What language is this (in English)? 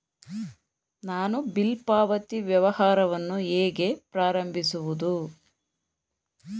Kannada